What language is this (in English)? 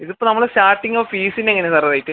Malayalam